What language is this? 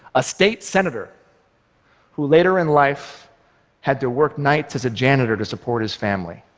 English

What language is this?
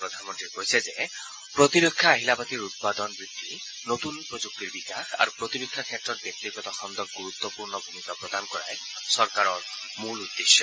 Assamese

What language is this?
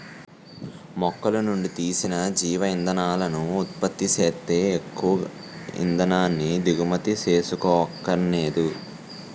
Telugu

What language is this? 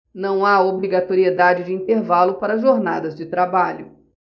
Portuguese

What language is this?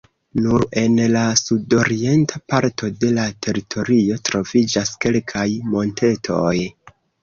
Esperanto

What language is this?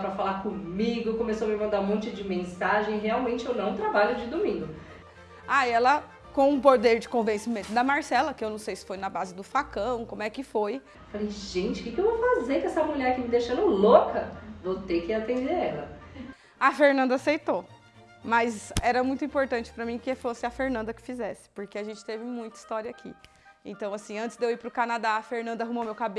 Portuguese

